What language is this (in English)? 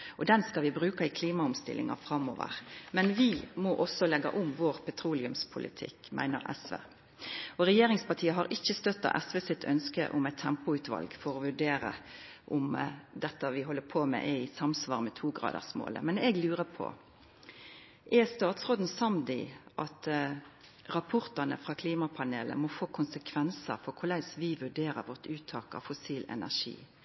Norwegian Nynorsk